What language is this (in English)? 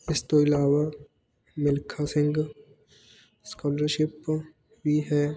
Punjabi